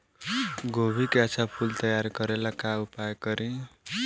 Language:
Bhojpuri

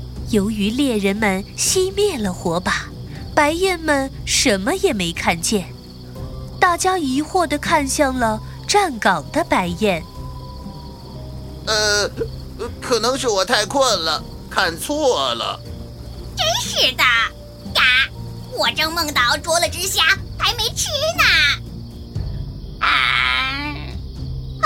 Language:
Chinese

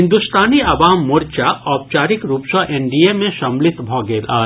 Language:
Maithili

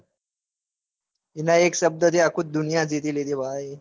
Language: Gujarati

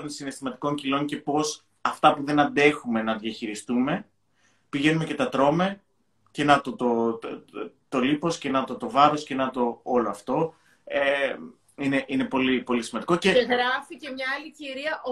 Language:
Greek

